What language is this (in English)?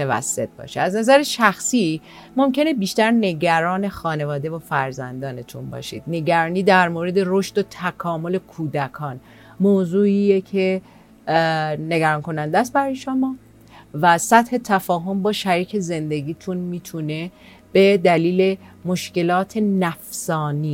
Persian